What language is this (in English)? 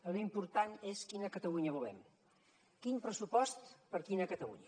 Catalan